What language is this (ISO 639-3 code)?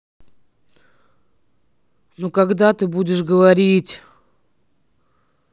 rus